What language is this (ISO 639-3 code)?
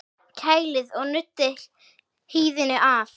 isl